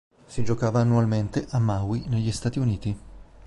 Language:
Italian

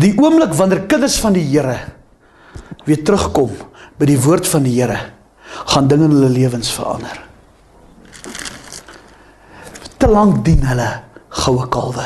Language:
Dutch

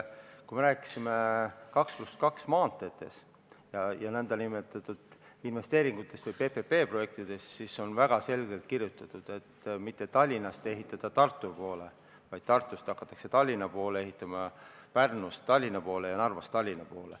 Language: Estonian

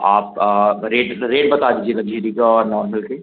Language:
Hindi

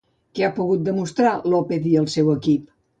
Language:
Catalan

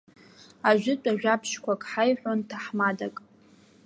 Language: Abkhazian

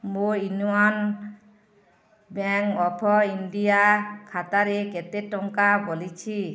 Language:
Odia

